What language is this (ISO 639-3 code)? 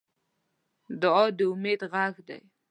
pus